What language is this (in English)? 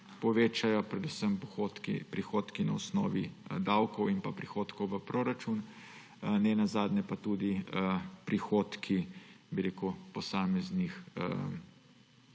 Slovenian